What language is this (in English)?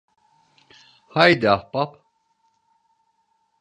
Turkish